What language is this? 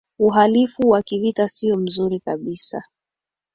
Swahili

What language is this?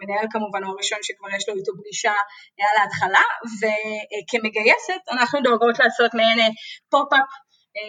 Hebrew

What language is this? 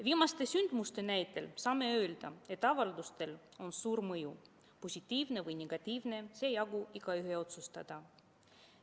Estonian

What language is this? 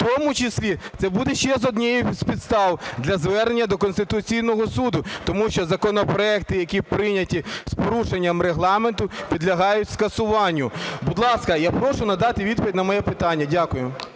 Ukrainian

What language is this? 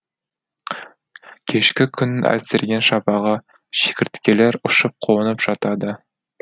Kazakh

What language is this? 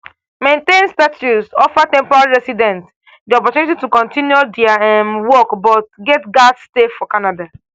Nigerian Pidgin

